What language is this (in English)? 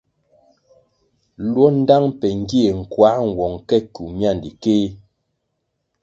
Kwasio